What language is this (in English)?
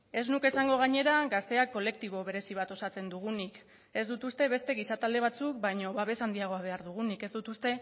Basque